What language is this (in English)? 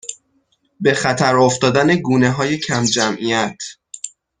Persian